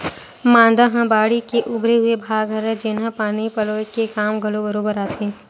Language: Chhattisgarhi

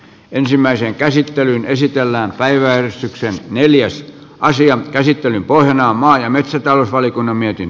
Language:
Finnish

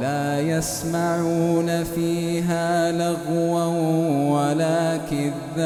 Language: Arabic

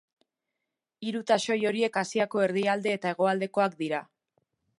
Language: Basque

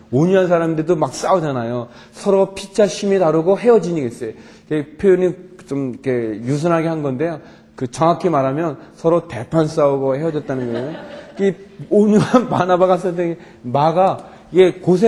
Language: Korean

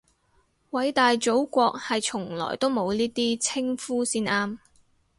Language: Cantonese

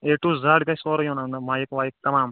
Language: Kashmiri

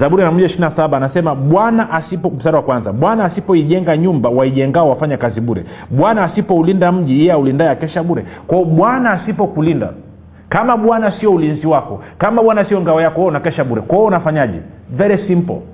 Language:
Swahili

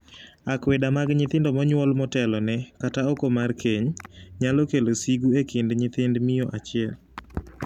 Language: Luo (Kenya and Tanzania)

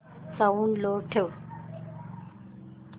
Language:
Marathi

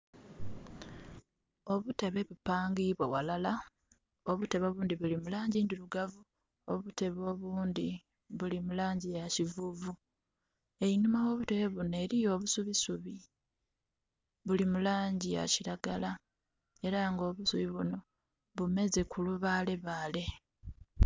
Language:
Soga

